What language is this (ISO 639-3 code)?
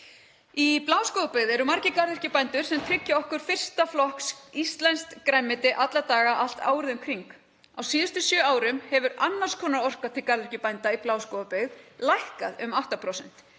isl